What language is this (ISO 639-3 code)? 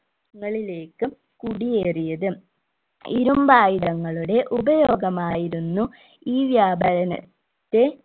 mal